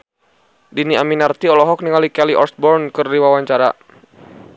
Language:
Sundanese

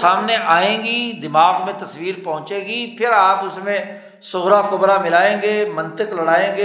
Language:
Urdu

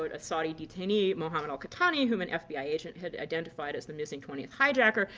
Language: English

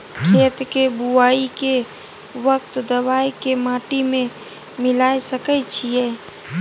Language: Maithili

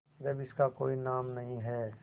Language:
Hindi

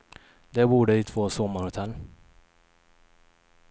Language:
Swedish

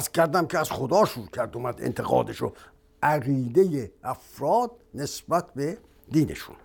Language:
Persian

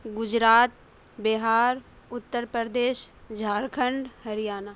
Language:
Urdu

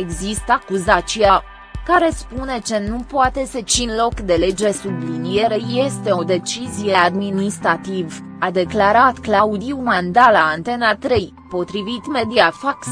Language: Romanian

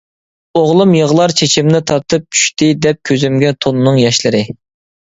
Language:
Uyghur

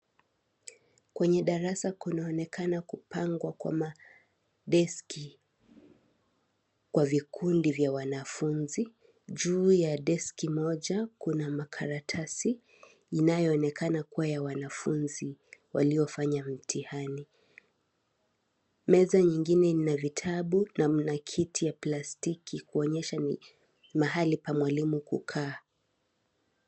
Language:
Swahili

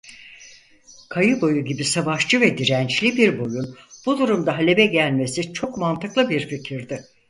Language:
Turkish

